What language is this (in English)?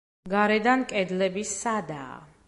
Georgian